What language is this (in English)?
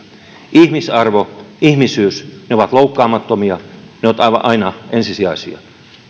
Finnish